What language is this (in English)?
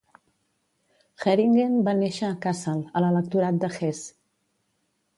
Catalan